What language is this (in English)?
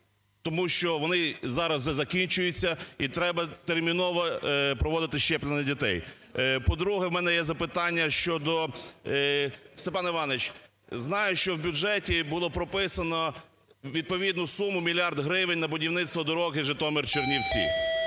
Ukrainian